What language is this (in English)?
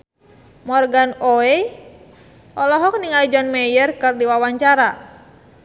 Sundanese